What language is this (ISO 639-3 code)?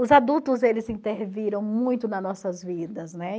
por